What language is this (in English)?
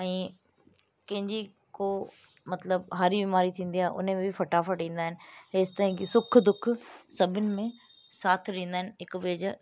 Sindhi